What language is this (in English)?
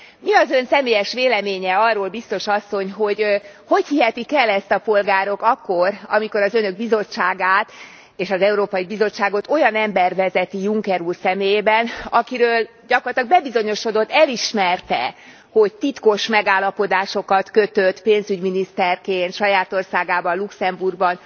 Hungarian